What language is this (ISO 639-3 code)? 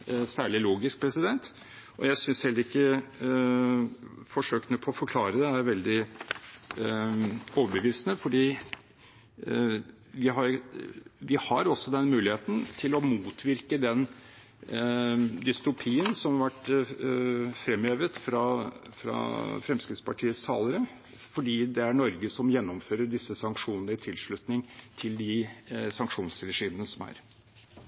nob